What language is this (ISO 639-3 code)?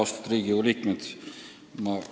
est